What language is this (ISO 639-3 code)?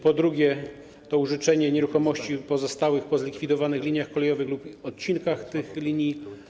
pol